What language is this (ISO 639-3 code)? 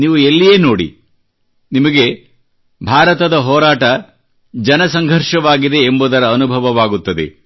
kan